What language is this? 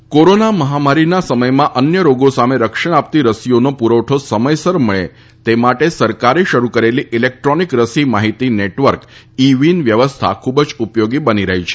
Gujarati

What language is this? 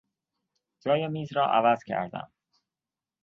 Persian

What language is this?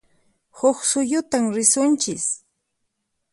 Puno Quechua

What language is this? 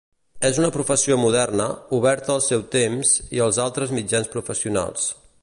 Catalan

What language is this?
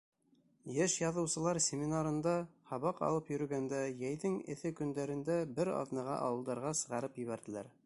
Bashkir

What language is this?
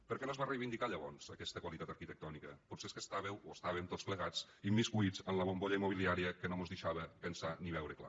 Catalan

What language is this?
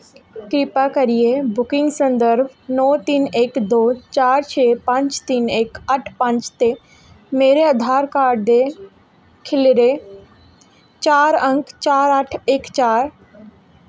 Dogri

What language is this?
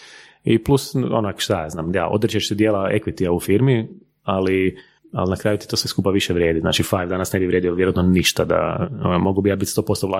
Croatian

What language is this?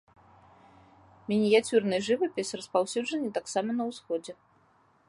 Belarusian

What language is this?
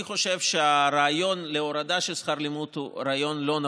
Hebrew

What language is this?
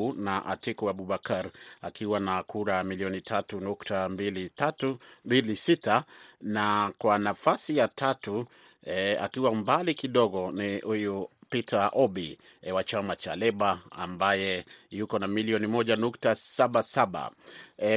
Swahili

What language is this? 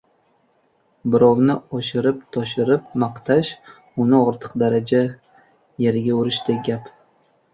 Uzbek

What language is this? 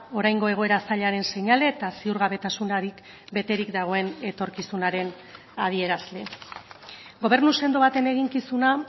Basque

